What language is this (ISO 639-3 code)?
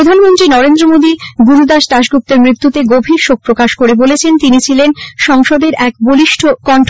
ben